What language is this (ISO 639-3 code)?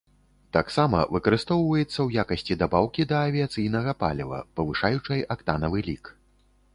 bel